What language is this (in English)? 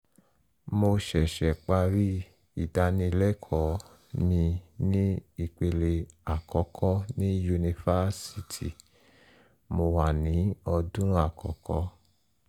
Yoruba